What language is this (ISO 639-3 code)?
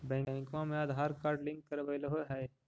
mag